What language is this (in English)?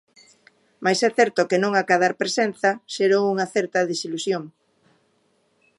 Galician